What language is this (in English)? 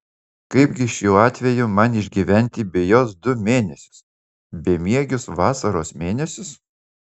Lithuanian